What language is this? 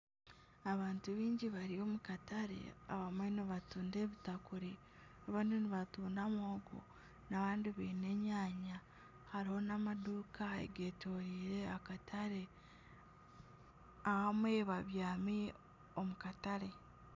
Nyankole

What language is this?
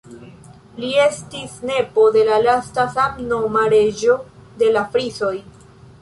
Esperanto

